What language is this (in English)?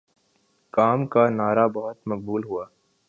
Urdu